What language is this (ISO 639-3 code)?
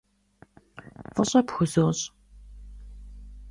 kbd